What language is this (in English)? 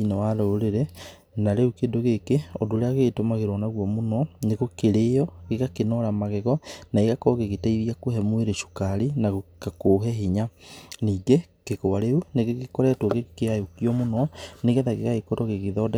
Kikuyu